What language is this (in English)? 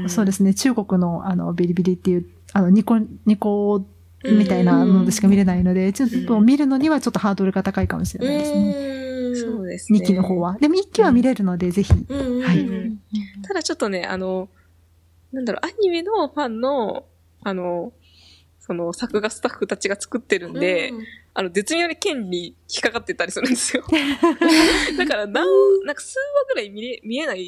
Japanese